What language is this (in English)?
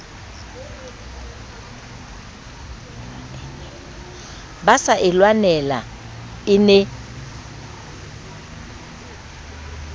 Southern Sotho